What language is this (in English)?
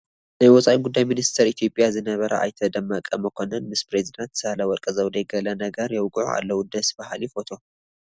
Tigrinya